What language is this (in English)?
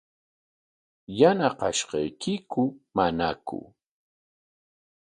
Corongo Ancash Quechua